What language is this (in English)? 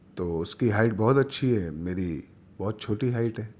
Urdu